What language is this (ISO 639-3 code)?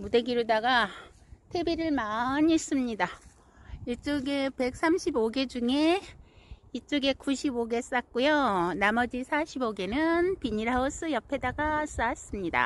kor